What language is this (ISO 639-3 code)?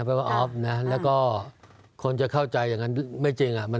tha